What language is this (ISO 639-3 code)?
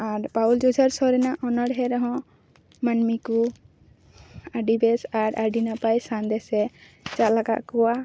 sat